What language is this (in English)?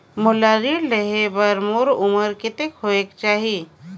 Chhattisgarhi